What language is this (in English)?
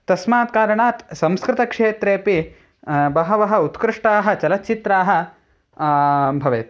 Sanskrit